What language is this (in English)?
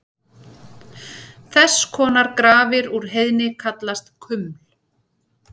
Icelandic